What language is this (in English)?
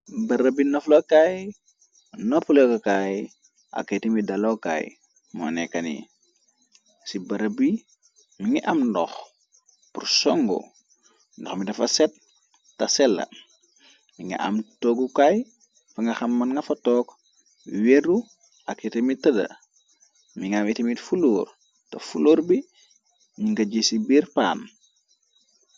Wolof